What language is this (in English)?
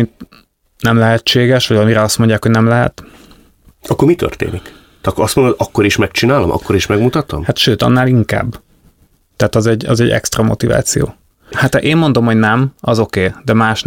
Hungarian